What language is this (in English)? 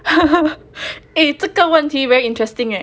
English